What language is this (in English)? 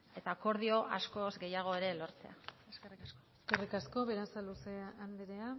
Basque